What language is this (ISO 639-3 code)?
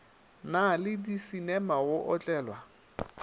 nso